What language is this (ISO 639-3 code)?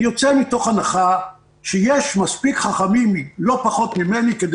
heb